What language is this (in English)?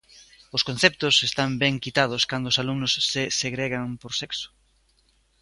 Galician